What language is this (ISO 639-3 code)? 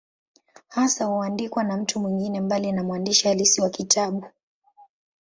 swa